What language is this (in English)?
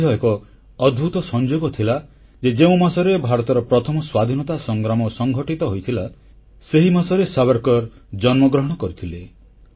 Odia